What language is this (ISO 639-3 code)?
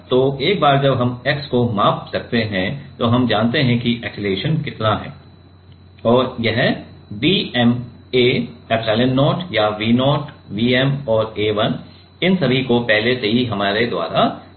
hin